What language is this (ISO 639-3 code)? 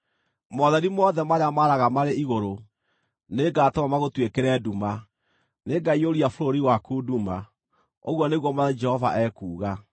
kik